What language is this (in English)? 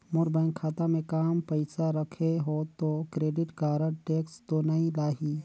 Chhattisgarhi